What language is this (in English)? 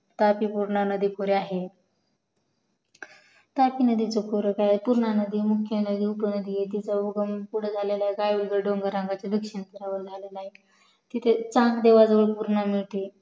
Marathi